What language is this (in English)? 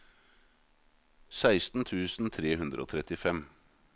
Norwegian